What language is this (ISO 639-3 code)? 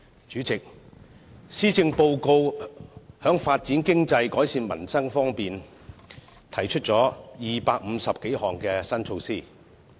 yue